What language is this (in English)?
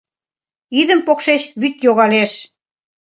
Mari